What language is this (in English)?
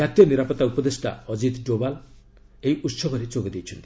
Odia